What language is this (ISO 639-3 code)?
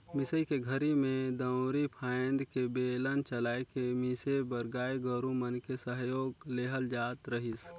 hne